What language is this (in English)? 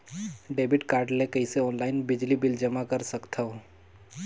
Chhattisgarhi